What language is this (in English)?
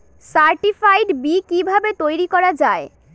Bangla